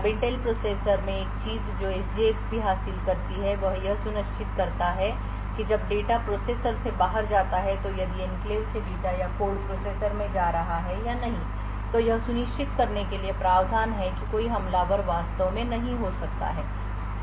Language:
Hindi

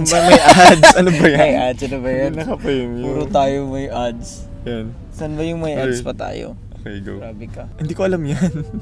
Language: Filipino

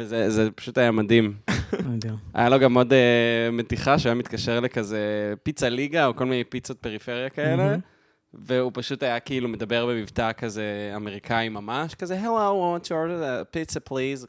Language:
Hebrew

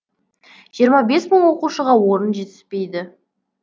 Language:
Kazakh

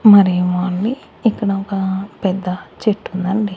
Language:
Telugu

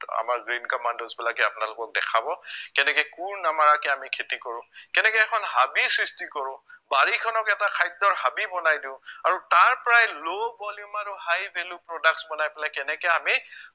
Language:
Assamese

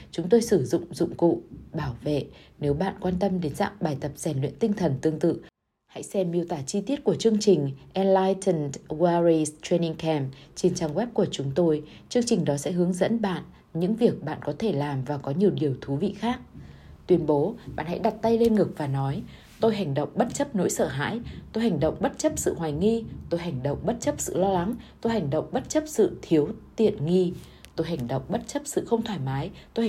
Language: Vietnamese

